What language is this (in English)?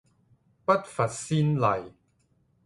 Cantonese